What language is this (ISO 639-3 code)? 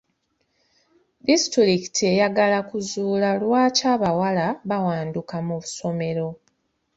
lug